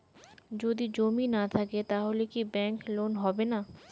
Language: Bangla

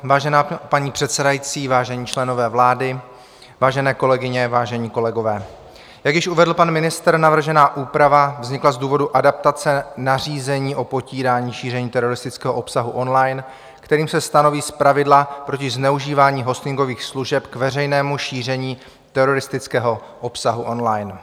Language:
Czech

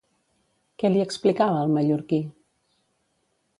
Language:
Catalan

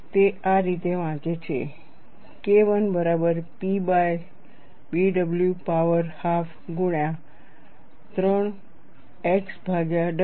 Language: Gujarati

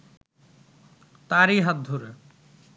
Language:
Bangla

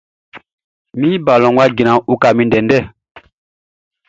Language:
Baoulé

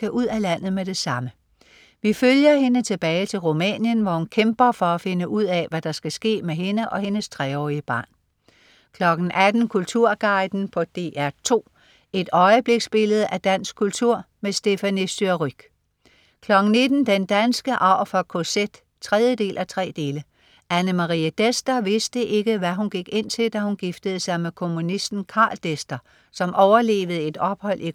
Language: Danish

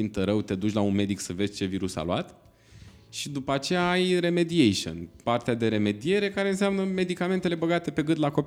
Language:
Romanian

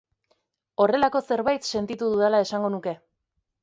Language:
Basque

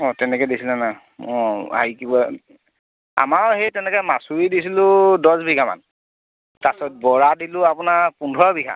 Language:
Assamese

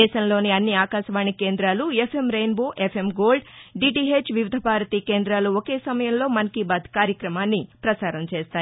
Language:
Telugu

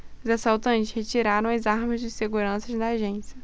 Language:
Portuguese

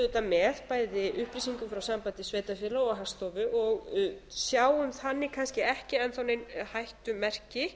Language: Icelandic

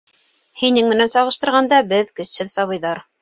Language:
Bashkir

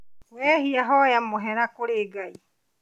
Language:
Kikuyu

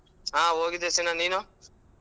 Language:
Kannada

